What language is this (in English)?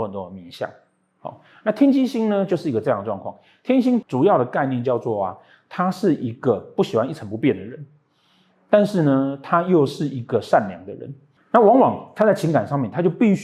Chinese